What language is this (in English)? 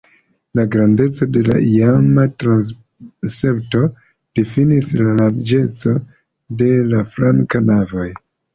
Esperanto